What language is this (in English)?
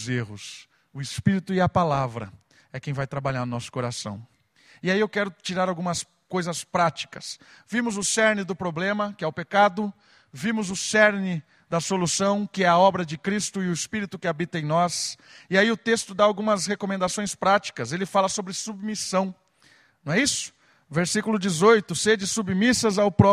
Portuguese